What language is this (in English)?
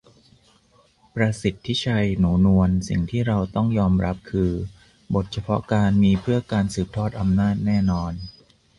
Thai